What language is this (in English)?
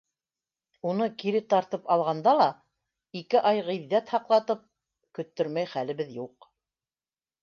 Bashkir